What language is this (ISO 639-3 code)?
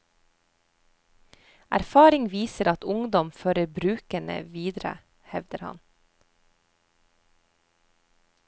nor